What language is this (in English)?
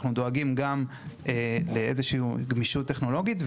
Hebrew